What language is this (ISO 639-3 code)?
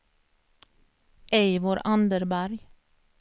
swe